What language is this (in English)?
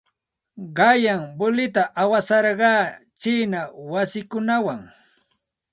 Santa Ana de Tusi Pasco Quechua